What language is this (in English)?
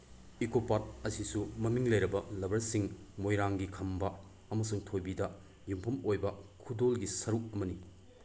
Manipuri